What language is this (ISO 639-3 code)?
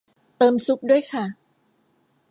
tha